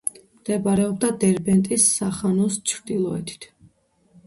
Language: Georgian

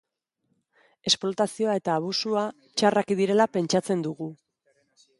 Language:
Basque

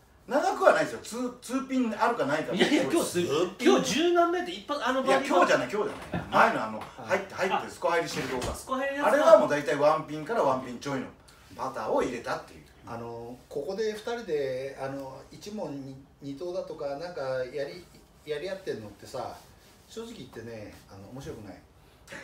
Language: Japanese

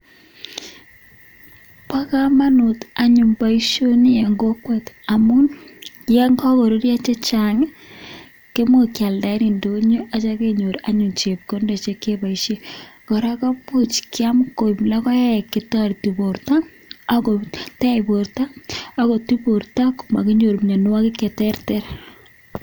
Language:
Kalenjin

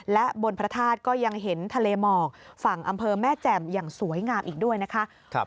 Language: Thai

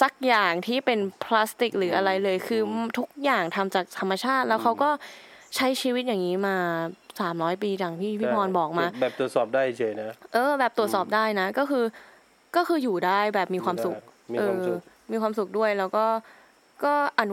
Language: Thai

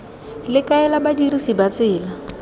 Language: Tswana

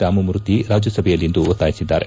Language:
Kannada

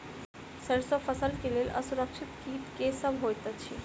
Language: Maithili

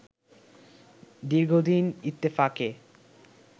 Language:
Bangla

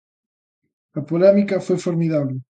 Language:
Galician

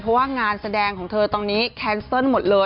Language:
Thai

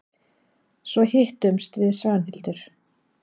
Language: Icelandic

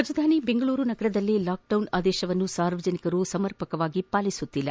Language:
Kannada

